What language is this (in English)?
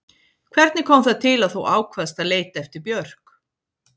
Icelandic